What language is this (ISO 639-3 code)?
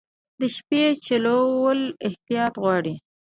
pus